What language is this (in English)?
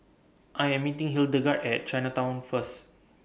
English